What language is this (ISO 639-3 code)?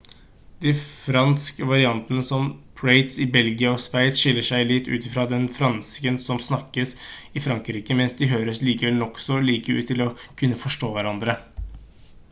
nob